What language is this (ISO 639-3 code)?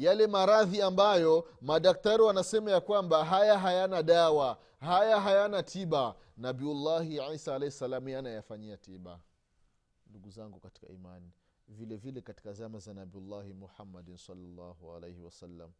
swa